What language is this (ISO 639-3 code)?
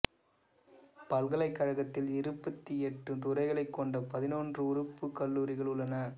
tam